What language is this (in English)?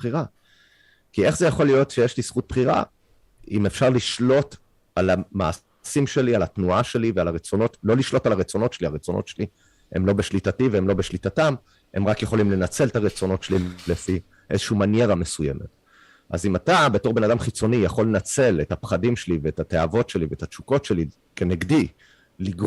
Hebrew